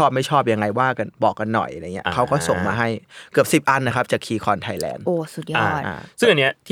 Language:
Thai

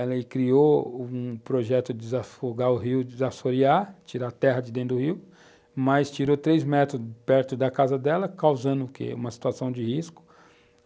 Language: Portuguese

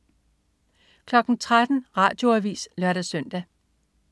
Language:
Danish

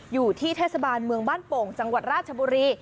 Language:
Thai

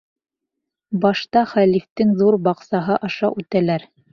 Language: Bashkir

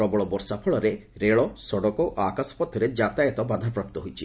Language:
Odia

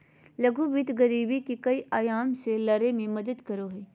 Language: Magahi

